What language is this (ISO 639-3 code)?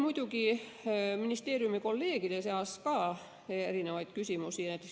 est